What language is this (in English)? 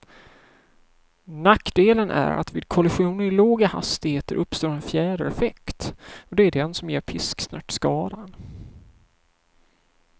Swedish